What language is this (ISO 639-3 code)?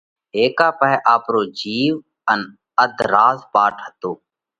kvx